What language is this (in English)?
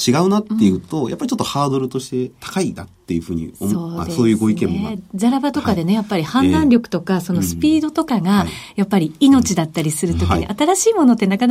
Japanese